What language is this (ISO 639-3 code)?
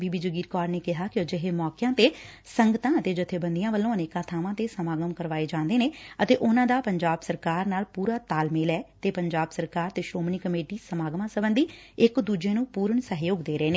pan